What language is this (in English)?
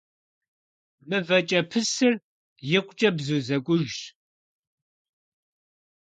Kabardian